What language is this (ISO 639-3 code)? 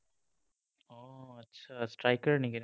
asm